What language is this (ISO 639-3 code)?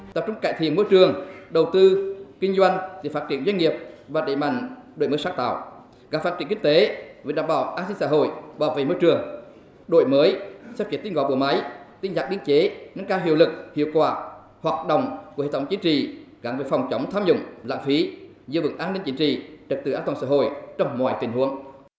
vie